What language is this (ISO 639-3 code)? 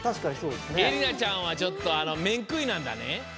jpn